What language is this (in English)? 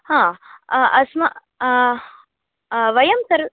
Sanskrit